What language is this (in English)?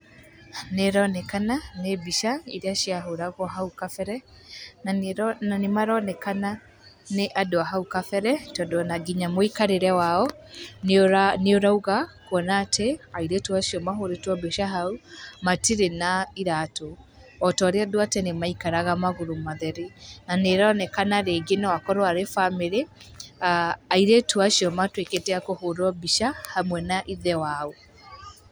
Kikuyu